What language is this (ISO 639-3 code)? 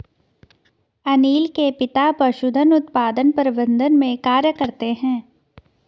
hin